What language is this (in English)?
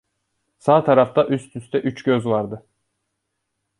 Turkish